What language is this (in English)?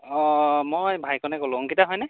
Assamese